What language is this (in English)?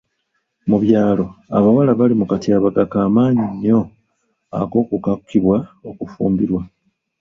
Ganda